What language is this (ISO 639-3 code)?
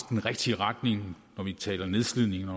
dan